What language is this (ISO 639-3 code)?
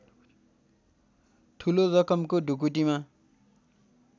nep